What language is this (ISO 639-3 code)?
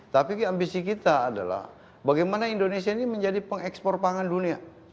ind